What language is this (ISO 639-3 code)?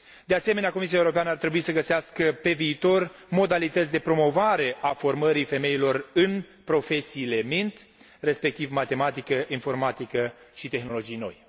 ron